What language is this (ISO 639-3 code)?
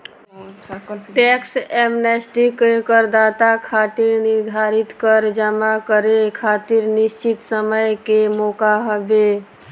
bho